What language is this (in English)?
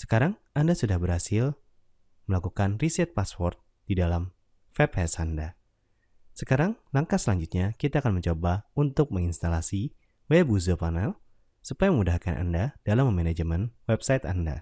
Indonesian